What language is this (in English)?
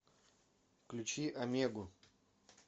Russian